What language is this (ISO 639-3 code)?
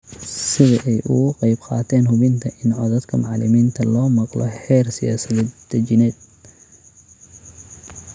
som